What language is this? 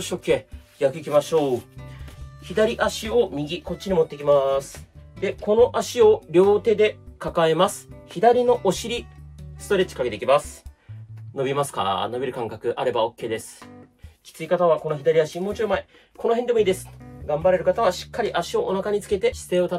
Japanese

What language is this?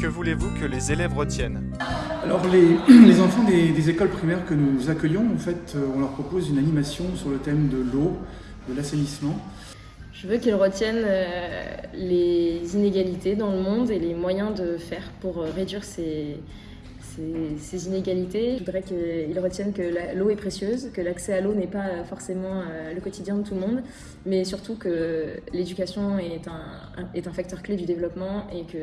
French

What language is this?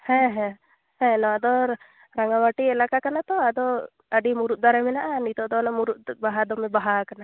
Santali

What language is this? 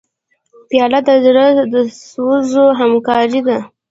Pashto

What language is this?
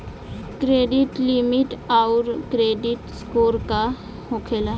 Bhojpuri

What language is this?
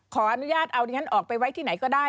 Thai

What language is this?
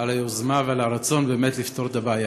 Hebrew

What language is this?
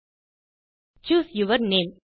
Tamil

